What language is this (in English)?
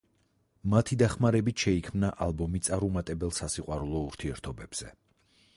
Georgian